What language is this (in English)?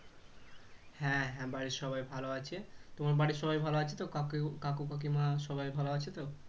Bangla